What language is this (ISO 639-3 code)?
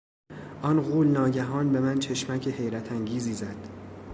fas